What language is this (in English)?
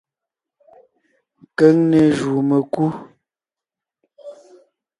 Ngiemboon